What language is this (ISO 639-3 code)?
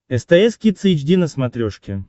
rus